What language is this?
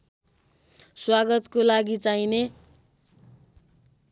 Nepali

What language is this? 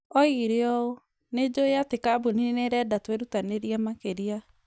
Kikuyu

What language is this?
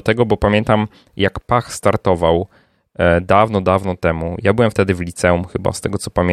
Polish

